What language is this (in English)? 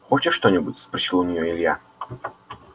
Russian